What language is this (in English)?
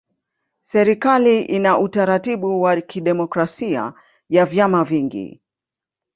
Swahili